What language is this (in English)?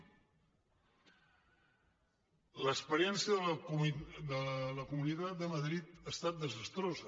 Catalan